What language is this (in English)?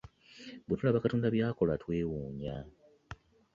Ganda